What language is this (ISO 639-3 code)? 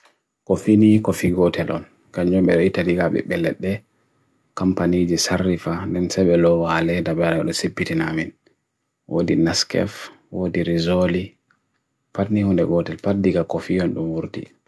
fui